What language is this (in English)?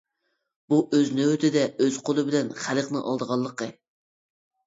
Uyghur